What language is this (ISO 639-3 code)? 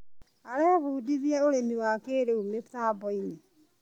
kik